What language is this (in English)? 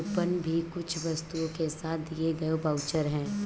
Hindi